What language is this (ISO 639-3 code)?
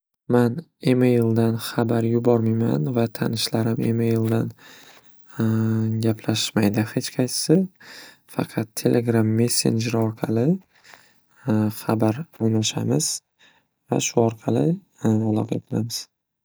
uzb